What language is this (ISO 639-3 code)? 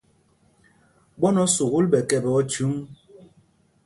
mgg